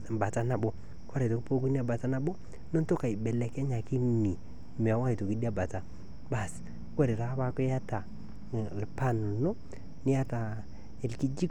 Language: Masai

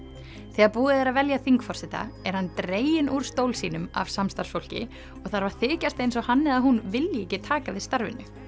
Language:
Icelandic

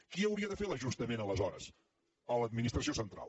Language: Catalan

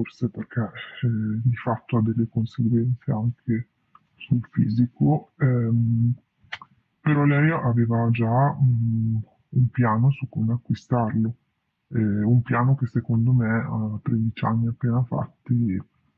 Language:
Italian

